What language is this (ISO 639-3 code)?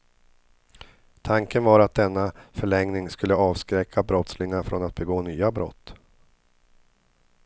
swe